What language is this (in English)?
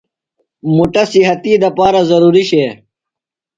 Phalura